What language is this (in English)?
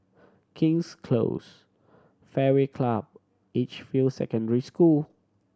English